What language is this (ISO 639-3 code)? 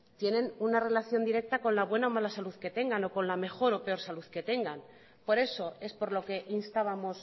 spa